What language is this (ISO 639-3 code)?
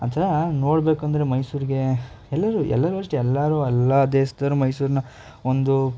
kan